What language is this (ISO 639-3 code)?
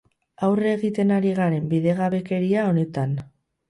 eus